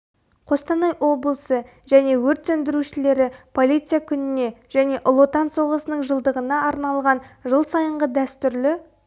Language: Kazakh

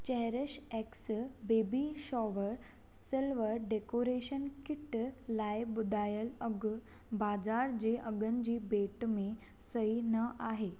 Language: Sindhi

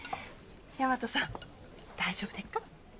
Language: Japanese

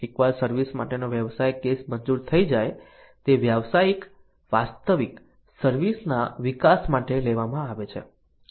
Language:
Gujarati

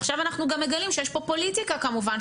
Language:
Hebrew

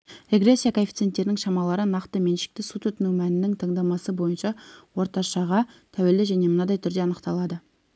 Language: Kazakh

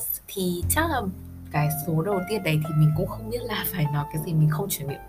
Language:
Vietnamese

